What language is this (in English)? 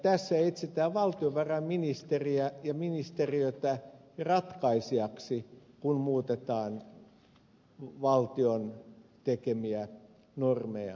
Finnish